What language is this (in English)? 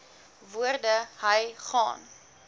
Afrikaans